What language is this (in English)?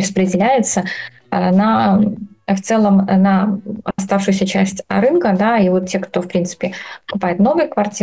Russian